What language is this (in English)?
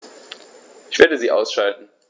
German